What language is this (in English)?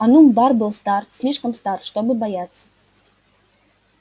Russian